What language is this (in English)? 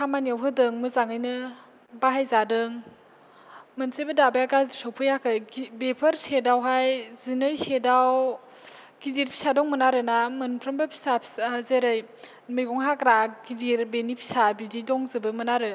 Bodo